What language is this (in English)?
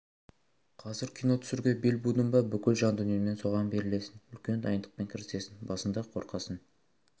Kazakh